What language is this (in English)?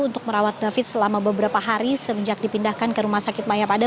Indonesian